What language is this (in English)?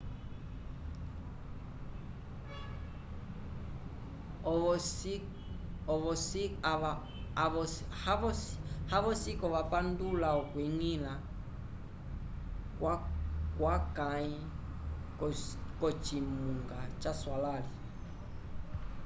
Umbundu